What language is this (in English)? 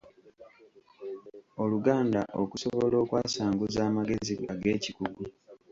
Ganda